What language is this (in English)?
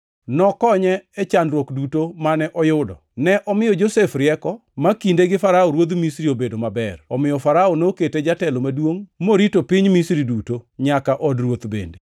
Luo (Kenya and Tanzania)